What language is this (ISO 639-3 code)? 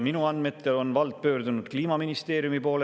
est